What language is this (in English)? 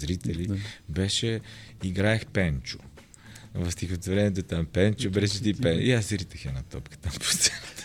Bulgarian